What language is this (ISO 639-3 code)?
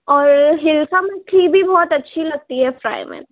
urd